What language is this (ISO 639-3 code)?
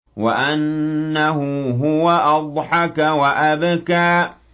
ara